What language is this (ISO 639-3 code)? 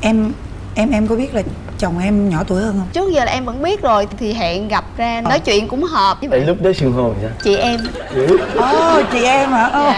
vie